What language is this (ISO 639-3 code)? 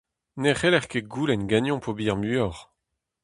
bre